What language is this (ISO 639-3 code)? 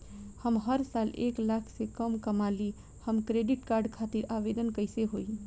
bho